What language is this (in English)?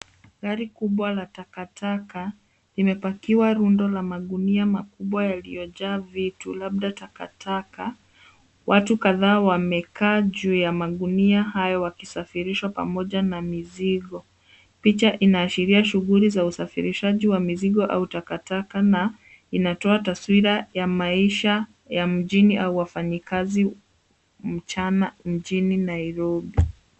Swahili